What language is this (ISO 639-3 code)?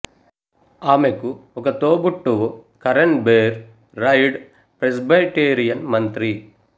tel